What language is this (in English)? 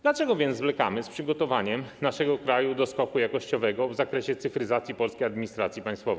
Polish